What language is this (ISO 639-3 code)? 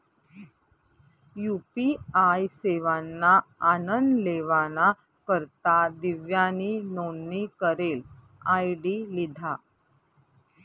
mar